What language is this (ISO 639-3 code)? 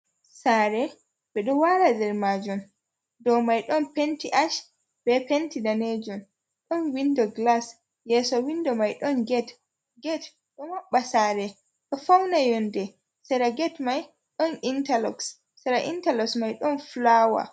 ful